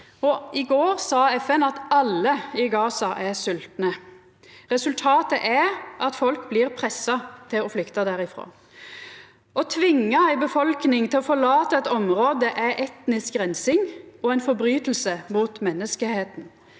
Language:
Norwegian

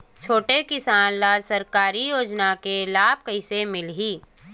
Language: Chhattisgarhi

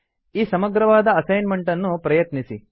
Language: Kannada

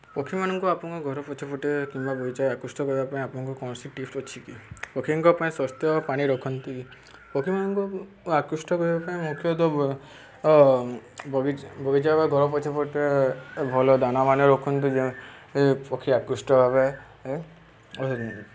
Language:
Odia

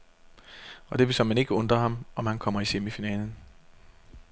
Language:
Danish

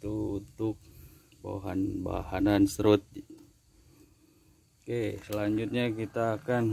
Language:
Indonesian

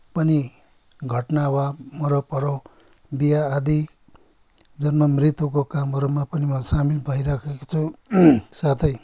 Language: Nepali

